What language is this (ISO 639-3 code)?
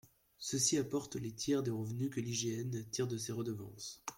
fra